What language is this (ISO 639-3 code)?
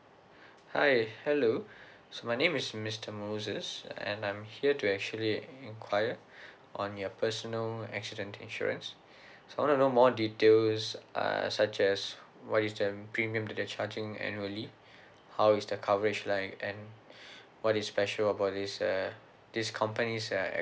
eng